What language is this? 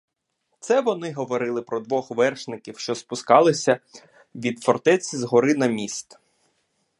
Ukrainian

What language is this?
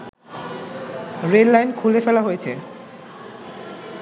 Bangla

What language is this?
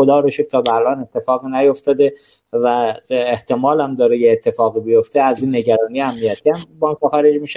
Persian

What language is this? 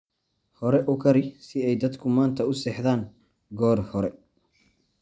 Somali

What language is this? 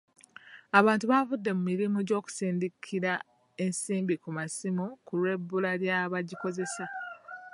Ganda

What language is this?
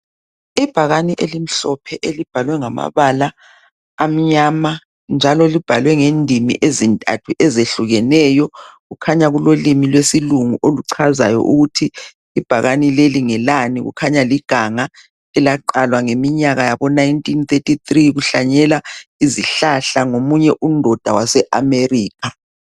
North Ndebele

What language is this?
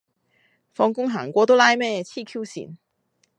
Cantonese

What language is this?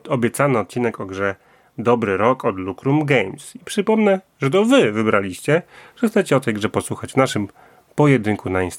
Polish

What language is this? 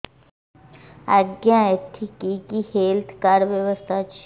Odia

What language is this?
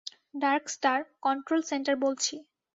Bangla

